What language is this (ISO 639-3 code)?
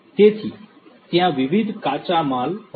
guj